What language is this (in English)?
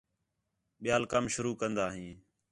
Khetrani